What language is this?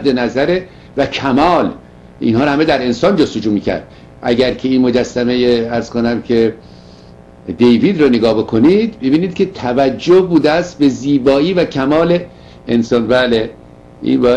Persian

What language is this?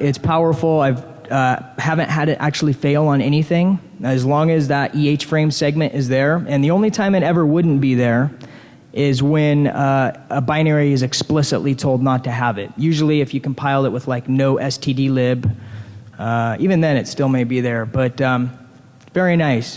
English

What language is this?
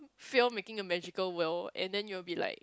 English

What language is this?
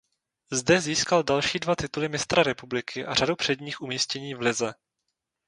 Czech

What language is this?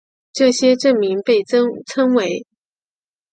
Chinese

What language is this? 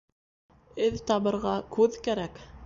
Bashkir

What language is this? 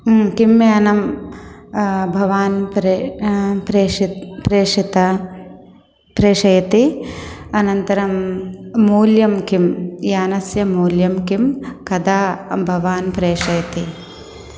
Sanskrit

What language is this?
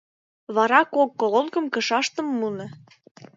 Mari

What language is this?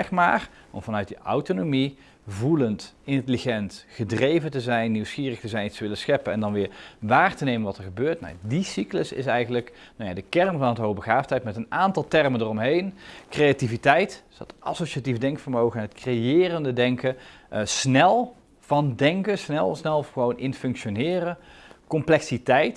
Dutch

